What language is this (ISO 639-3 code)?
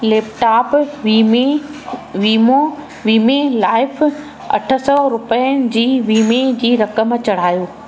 snd